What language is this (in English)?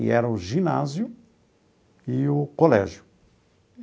Portuguese